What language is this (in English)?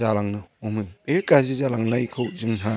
Bodo